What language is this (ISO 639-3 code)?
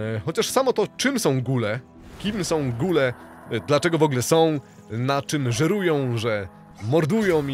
pol